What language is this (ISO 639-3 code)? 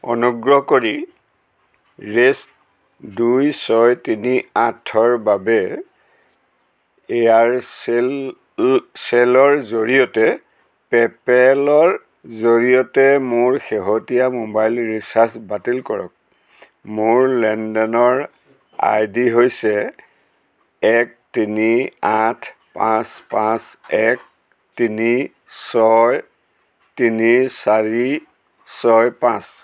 asm